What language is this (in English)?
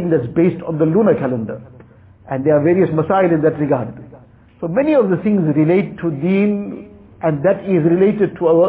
English